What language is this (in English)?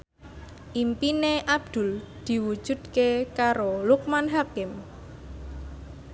Javanese